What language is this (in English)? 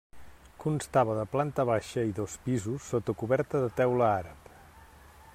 Catalan